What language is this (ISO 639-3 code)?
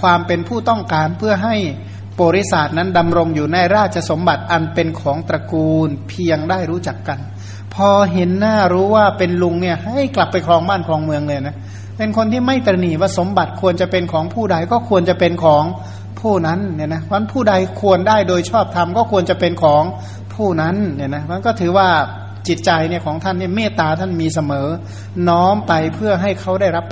tha